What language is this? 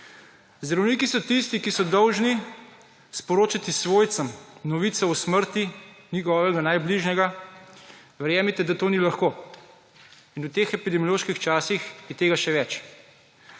Slovenian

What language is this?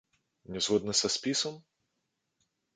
Belarusian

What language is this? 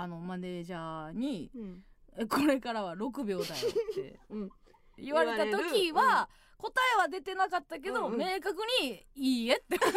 Japanese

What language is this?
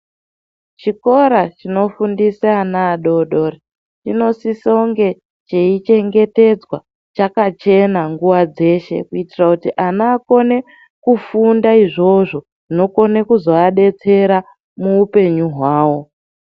Ndau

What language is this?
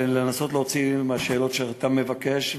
Hebrew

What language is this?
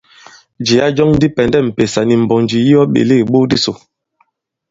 Bankon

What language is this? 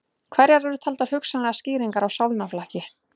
Icelandic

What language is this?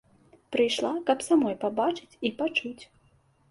Belarusian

